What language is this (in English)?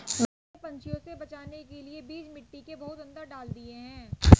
Hindi